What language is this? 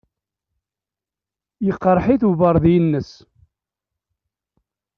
Kabyle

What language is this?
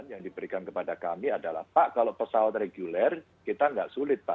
Indonesian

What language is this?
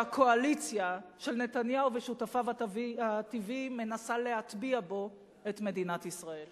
Hebrew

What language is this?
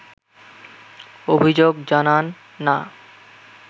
Bangla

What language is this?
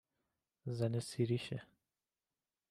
Persian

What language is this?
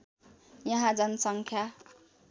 Nepali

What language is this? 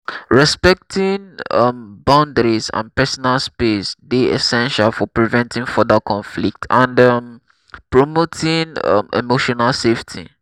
Nigerian Pidgin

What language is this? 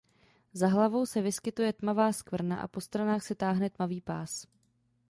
Czech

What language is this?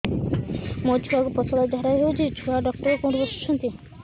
Odia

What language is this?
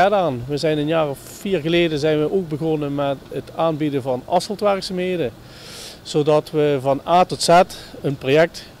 Dutch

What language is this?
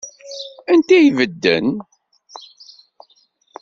Kabyle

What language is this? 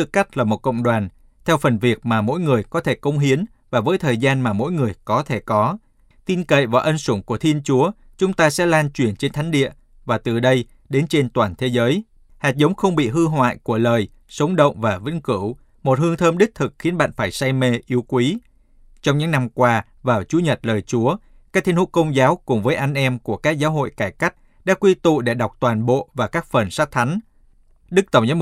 Vietnamese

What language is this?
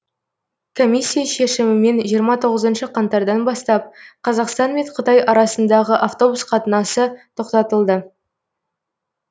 Kazakh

